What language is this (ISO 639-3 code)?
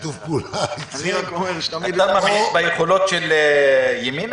heb